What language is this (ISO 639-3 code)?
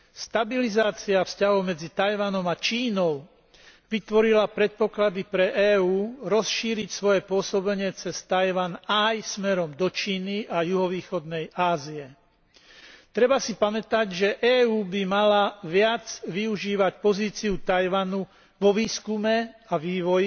slk